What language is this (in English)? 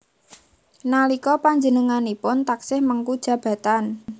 Javanese